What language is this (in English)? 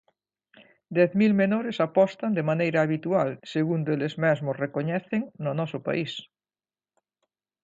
Galician